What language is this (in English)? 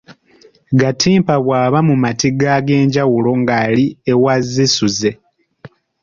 Ganda